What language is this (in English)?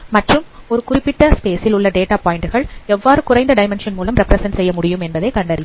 Tamil